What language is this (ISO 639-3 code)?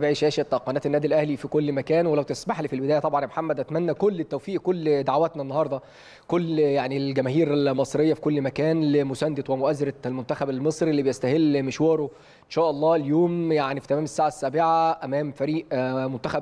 ara